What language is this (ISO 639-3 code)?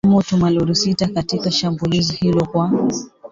swa